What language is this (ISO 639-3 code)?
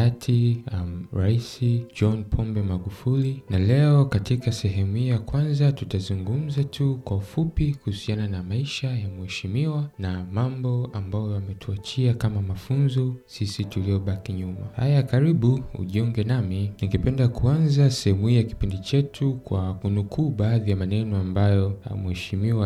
swa